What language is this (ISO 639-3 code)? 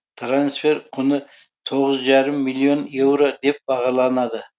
kaz